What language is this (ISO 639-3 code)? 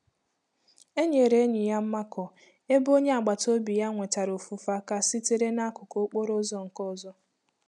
ibo